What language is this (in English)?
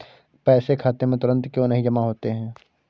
Hindi